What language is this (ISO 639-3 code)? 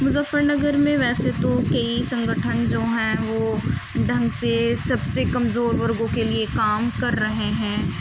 urd